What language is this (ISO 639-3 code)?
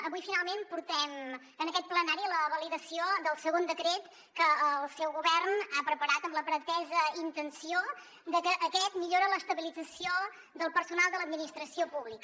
cat